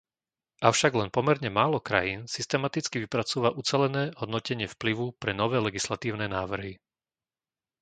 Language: Slovak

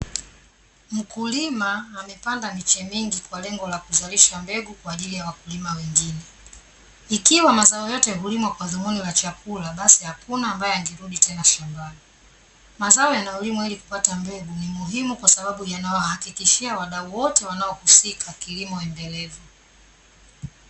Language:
Swahili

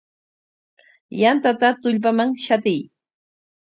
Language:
Corongo Ancash Quechua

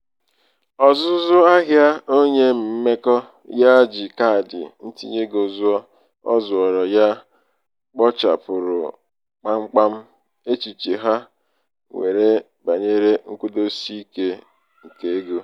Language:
Igbo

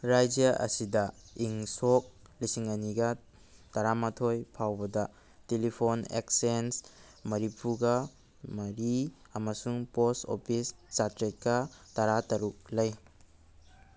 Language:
Manipuri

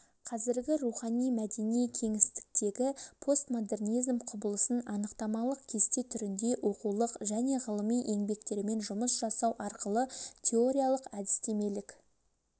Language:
Kazakh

